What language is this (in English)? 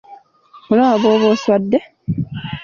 Ganda